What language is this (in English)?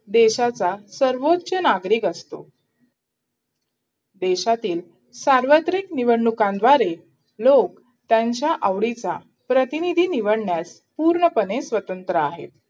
Marathi